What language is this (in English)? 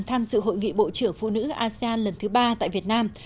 Vietnamese